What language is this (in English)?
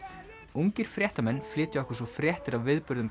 Icelandic